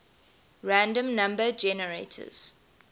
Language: English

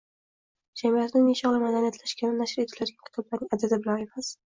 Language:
Uzbek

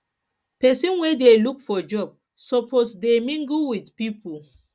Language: Nigerian Pidgin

